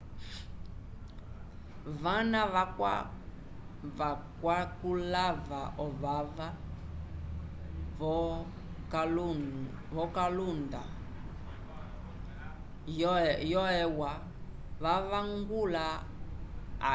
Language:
Umbundu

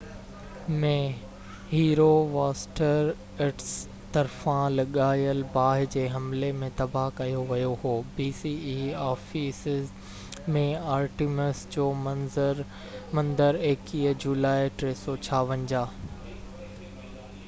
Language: Sindhi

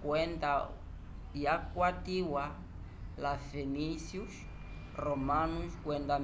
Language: Umbundu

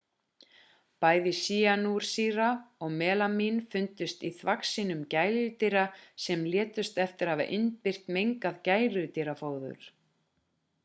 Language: Icelandic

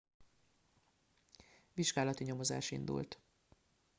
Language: Hungarian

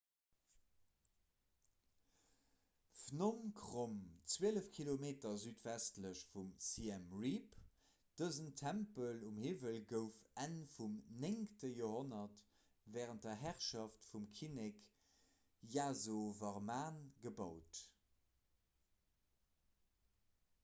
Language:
Luxembourgish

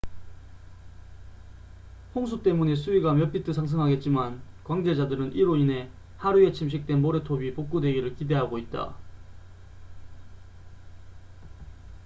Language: Korean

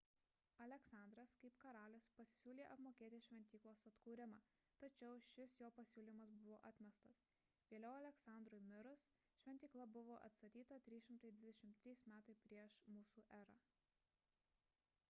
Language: Lithuanian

